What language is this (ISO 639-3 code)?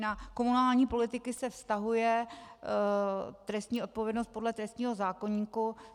ces